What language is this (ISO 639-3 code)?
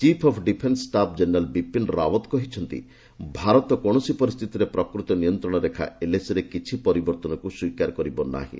ori